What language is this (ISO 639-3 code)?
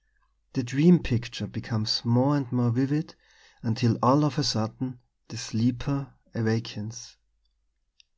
eng